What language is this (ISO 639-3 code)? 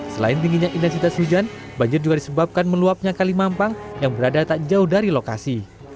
ind